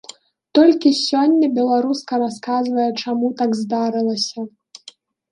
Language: Belarusian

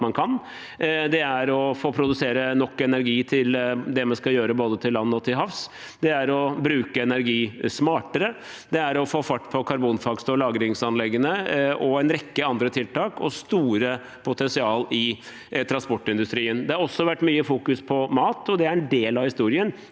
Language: Norwegian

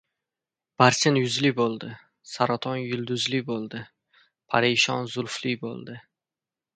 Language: Uzbek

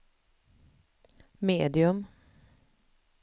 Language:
Swedish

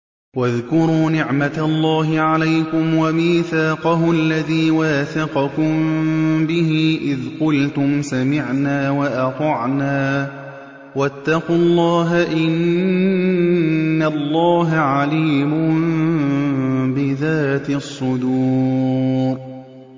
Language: Arabic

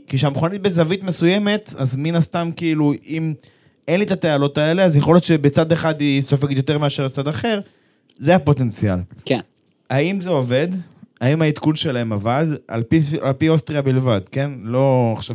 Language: Hebrew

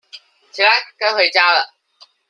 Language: Chinese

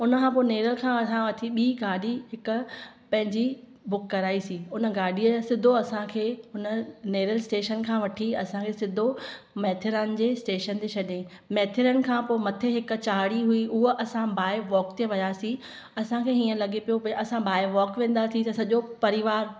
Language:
Sindhi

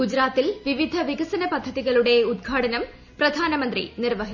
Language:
Malayalam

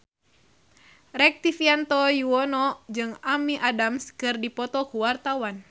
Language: Sundanese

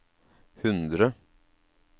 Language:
Norwegian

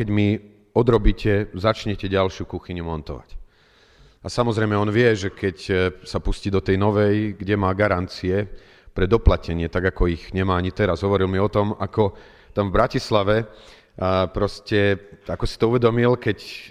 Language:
Slovak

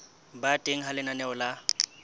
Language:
Southern Sotho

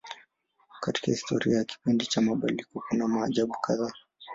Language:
Swahili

